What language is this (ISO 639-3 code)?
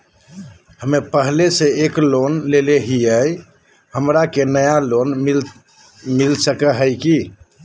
mag